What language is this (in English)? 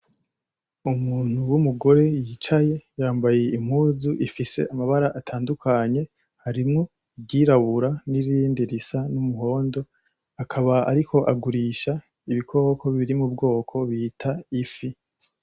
Rundi